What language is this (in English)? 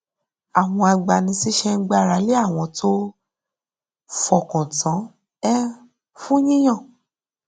Yoruba